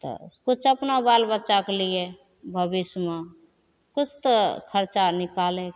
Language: Maithili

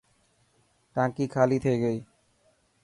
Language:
Dhatki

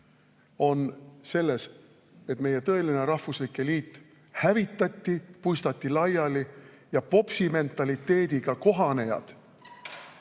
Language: Estonian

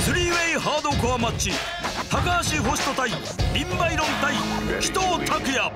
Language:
Japanese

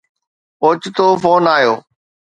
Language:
Sindhi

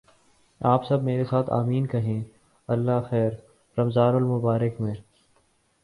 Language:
Urdu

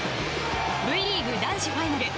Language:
Japanese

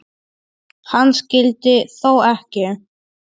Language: Icelandic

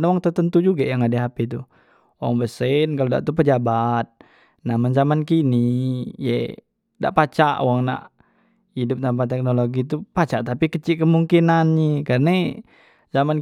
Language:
Musi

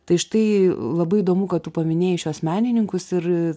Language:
Lithuanian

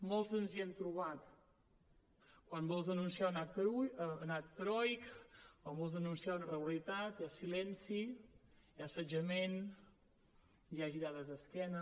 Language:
Catalan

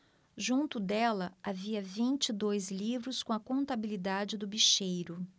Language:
Portuguese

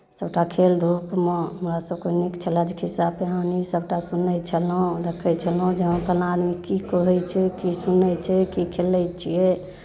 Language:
Maithili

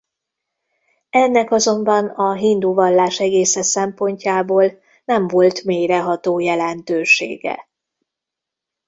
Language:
Hungarian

